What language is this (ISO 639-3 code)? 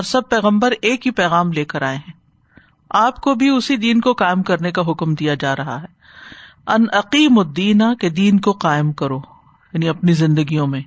urd